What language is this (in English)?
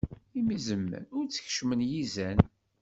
Kabyle